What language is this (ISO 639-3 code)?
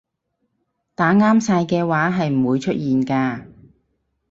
yue